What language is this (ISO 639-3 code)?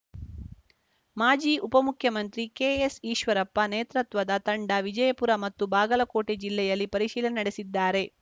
kan